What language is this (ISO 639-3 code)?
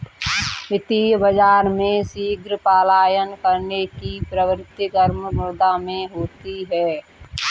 hin